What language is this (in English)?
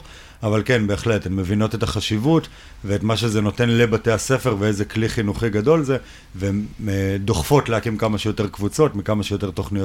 Hebrew